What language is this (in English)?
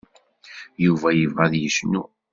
Kabyle